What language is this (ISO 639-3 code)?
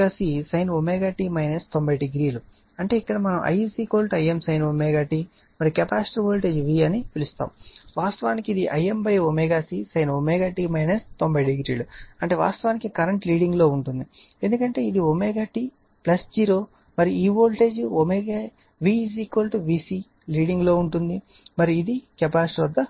tel